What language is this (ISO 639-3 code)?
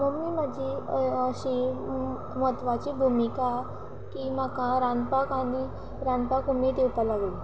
kok